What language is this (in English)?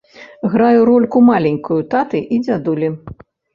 Belarusian